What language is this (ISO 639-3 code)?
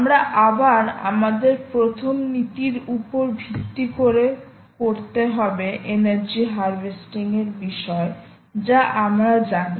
ben